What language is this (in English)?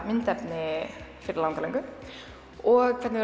Icelandic